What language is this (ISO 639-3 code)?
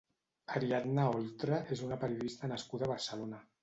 cat